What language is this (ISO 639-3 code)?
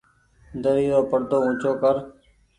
gig